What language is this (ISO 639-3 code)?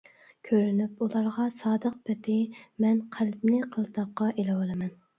uig